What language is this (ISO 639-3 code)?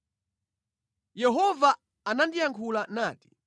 nya